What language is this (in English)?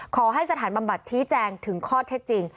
Thai